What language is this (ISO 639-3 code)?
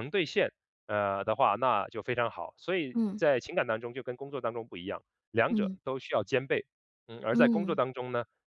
zho